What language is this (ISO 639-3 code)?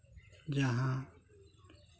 sat